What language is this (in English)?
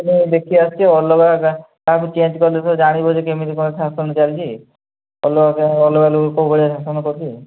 Odia